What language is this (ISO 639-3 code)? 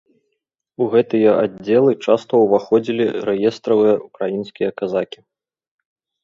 bel